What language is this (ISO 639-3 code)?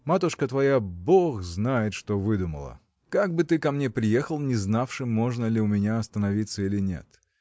rus